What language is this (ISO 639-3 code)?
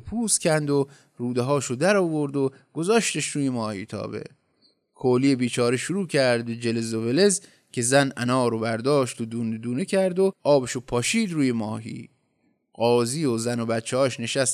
fas